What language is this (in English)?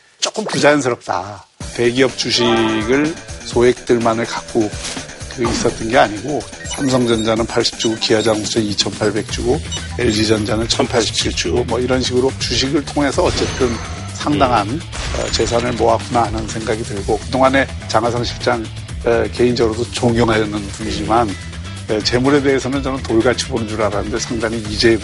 Korean